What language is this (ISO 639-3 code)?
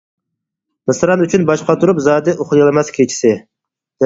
uig